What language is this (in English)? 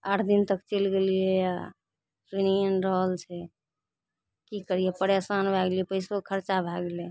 Maithili